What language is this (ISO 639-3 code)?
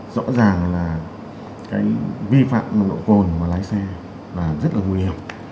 vie